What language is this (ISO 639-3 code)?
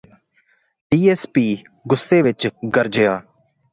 pan